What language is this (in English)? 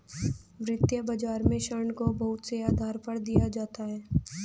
Hindi